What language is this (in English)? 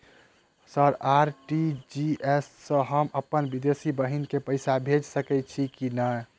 Maithili